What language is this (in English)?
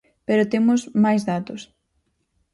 Galician